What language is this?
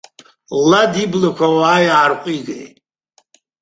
Abkhazian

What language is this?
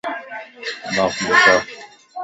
Lasi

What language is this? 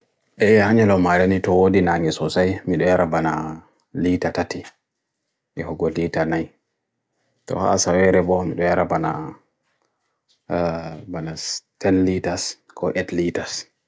Bagirmi Fulfulde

